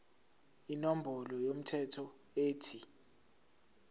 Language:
Zulu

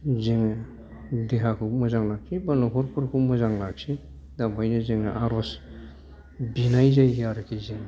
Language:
Bodo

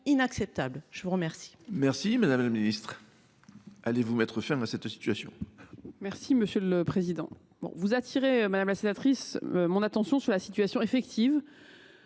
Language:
French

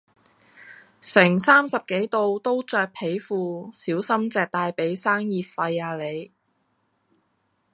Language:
Cantonese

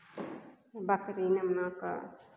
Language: Maithili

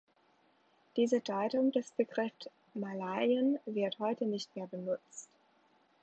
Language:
German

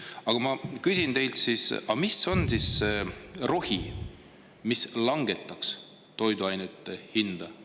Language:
Estonian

